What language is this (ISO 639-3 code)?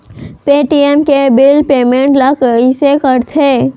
hne